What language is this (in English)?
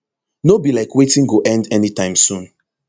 Nigerian Pidgin